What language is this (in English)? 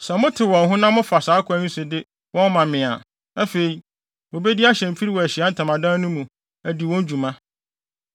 Akan